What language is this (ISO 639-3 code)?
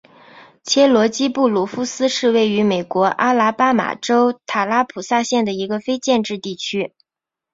zho